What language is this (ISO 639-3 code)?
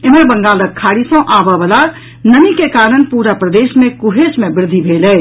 mai